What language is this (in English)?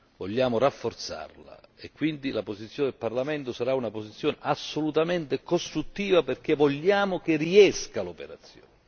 Italian